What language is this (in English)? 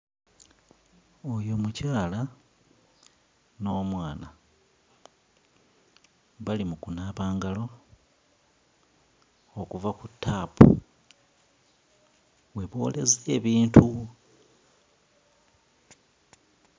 Ganda